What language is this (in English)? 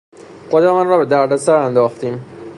Persian